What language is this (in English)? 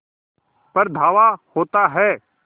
Hindi